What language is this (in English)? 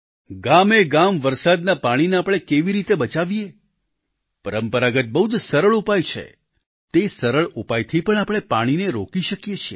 Gujarati